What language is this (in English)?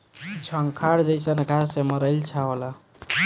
Bhojpuri